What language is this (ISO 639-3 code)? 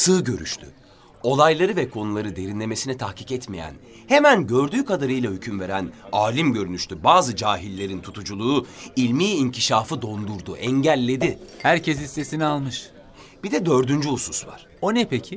tur